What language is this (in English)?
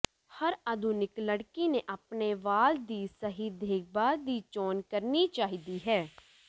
Punjabi